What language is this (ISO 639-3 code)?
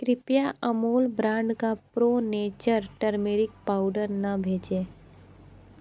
hin